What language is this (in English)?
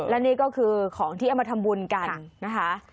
Thai